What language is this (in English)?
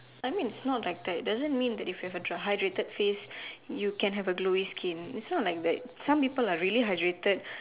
English